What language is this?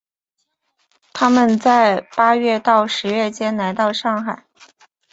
Chinese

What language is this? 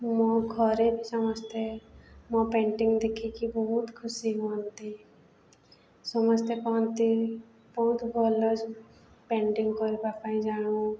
Odia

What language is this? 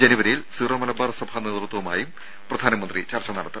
Malayalam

